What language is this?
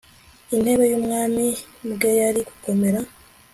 Kinyarwanda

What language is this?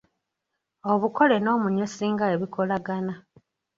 Ganda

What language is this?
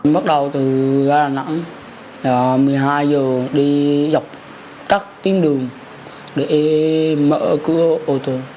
Vietnamese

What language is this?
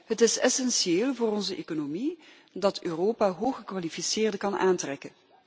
Dutch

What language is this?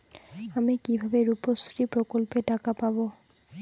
Bangla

